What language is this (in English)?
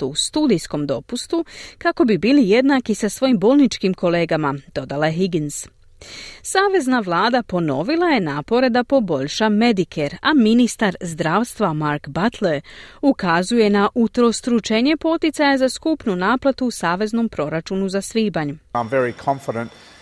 Croatian